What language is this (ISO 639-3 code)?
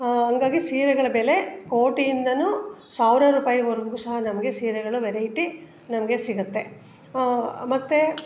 kan